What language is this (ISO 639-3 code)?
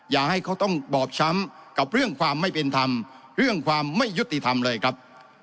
tha